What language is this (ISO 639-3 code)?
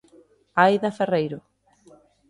glg